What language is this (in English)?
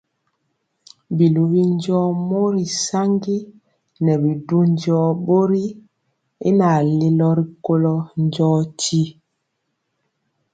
Mpiemo